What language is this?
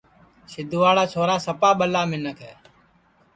Sansi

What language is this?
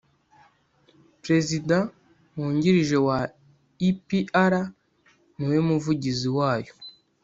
Kinyarwanda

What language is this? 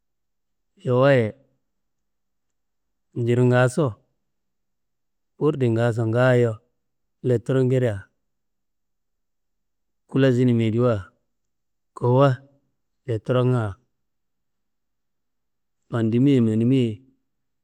Kanembu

